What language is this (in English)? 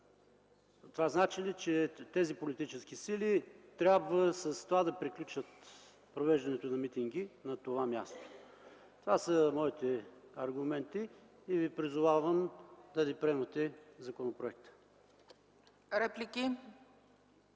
Bulgarian